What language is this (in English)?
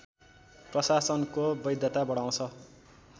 Nepali